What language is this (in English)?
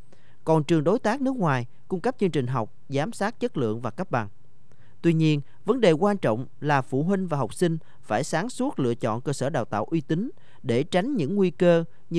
Vietnamese